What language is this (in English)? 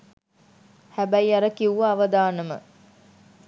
Sinhala